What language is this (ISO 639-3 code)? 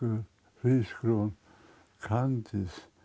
isl